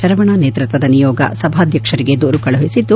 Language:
Kannada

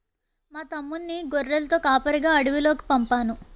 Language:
Telugu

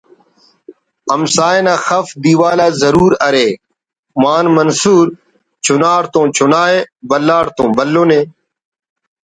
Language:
Brahui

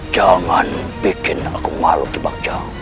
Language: Indonesian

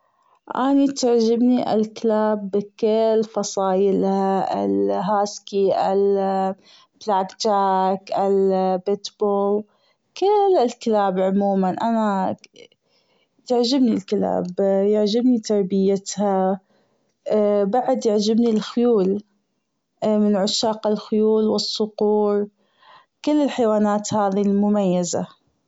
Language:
Gulf Arabic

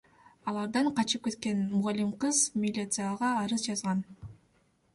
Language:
Kyrgyz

